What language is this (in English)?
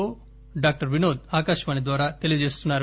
Telugu